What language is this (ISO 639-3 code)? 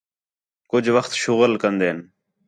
xhe